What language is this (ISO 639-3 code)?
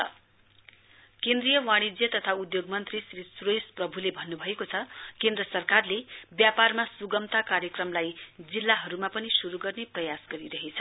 nep